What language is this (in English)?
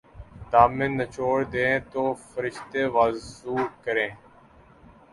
Urdu